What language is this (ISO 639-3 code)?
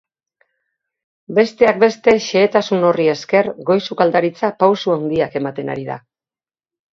eus